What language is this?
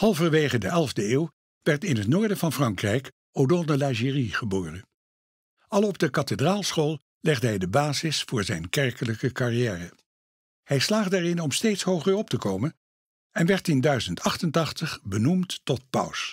Dutch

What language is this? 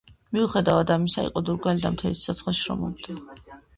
Georgian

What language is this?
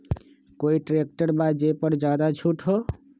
Magahi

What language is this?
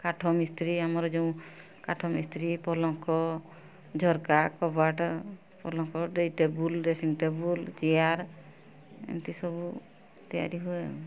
Odia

